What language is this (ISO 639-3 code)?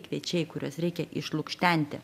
lit